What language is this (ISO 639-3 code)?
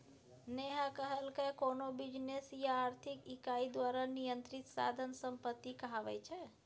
mai